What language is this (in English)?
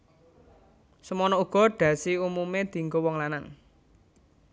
Javanese